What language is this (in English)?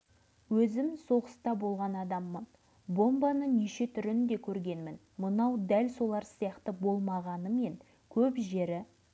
Kazakh